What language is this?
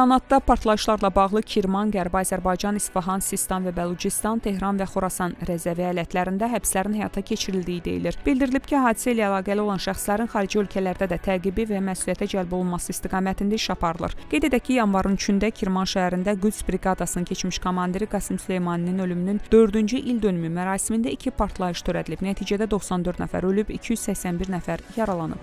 Turkish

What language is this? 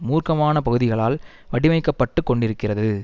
Tamil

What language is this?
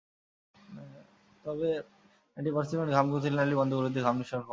Bangla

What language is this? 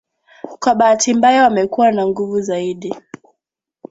Swahili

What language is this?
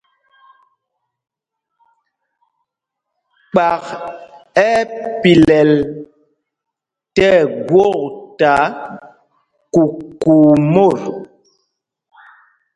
Mpumpong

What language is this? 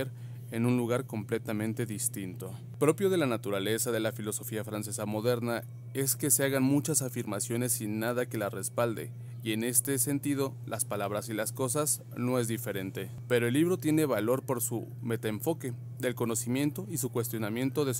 Spanish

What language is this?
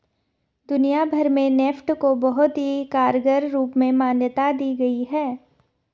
Hindi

